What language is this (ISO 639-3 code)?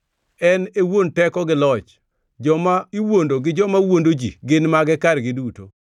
luo